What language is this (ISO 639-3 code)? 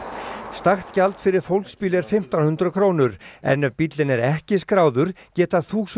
isl